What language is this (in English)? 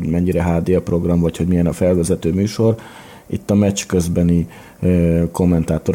Hungarian